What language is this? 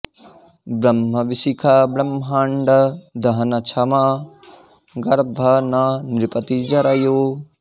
Sanskrit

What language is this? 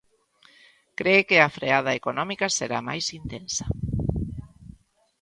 Galician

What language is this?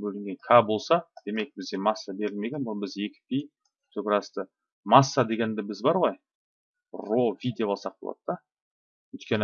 Turkish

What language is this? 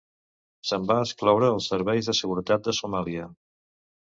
Catalan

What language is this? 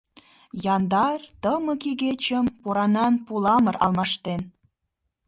Mari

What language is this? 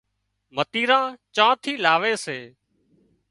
Wadiyara Koli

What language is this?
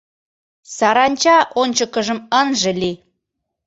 Mari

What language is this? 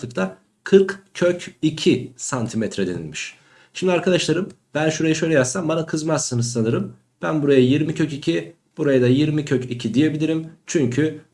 Turkish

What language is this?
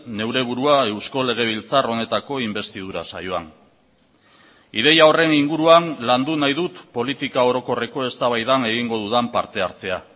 Basque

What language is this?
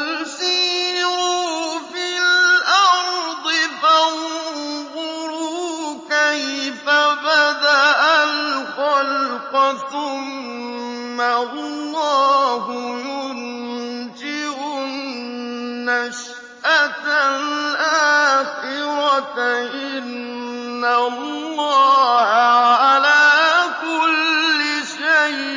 Arabic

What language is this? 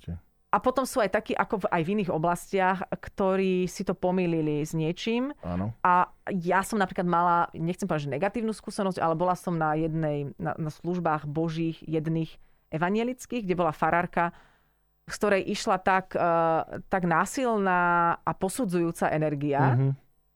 Slovak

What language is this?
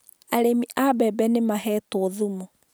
Kikuyu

